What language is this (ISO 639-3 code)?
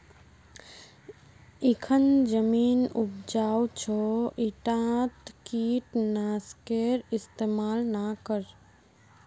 mag